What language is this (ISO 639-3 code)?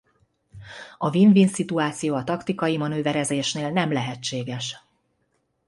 hun